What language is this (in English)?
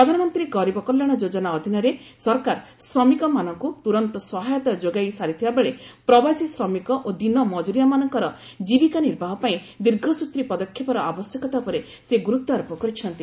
Odia